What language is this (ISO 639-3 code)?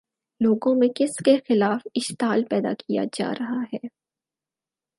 urd